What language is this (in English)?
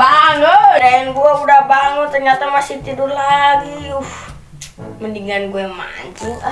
Indonesian